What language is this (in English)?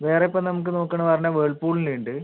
Malayalam